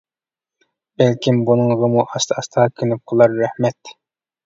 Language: Uyghur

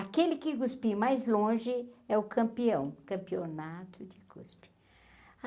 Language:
Portuguese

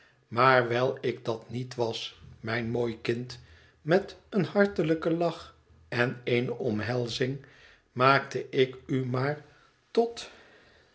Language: Dutch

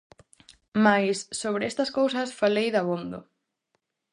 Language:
Galician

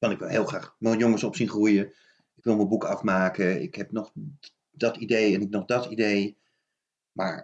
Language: Dutch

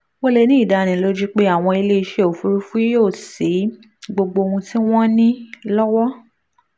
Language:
Yoruba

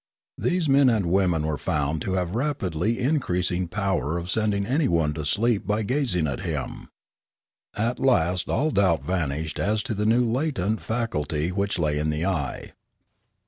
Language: English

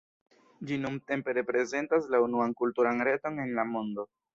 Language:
Esperanto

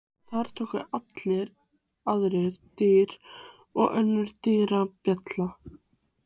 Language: Icelandic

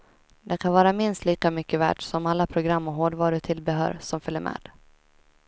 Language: Swedish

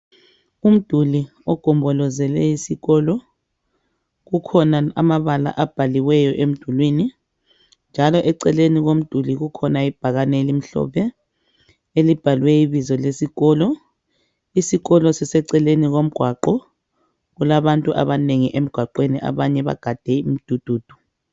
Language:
North Ndebele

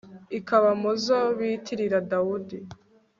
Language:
Kinyarwanda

